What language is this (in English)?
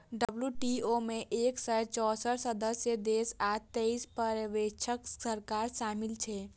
Maithili